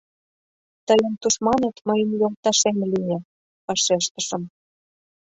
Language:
Mari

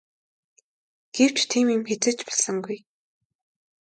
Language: Mongolian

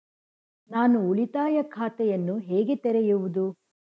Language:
Kannada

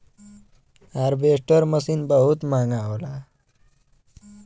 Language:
Bhojpuri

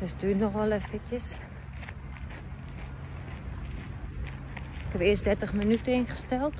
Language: Dutch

